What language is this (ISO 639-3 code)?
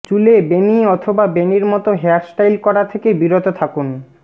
ben